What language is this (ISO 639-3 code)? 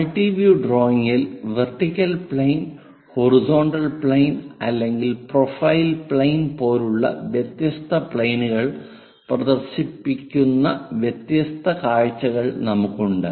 mal